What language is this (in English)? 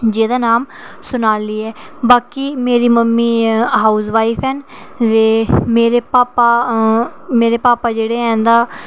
Dogri